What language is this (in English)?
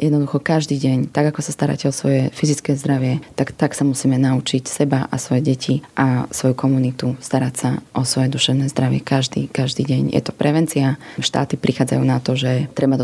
Slovak